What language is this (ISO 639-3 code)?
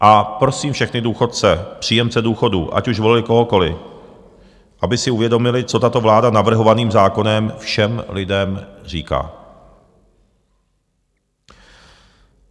ces